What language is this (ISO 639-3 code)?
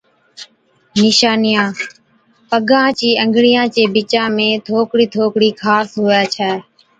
odk